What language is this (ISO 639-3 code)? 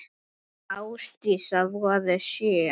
isl